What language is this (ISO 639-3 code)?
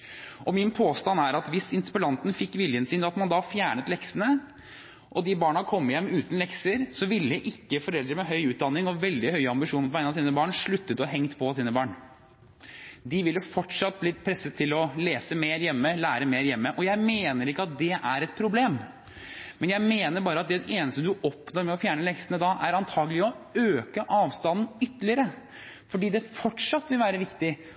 nob